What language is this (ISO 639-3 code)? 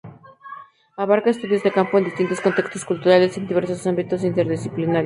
spa